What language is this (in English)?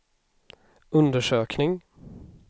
Swedish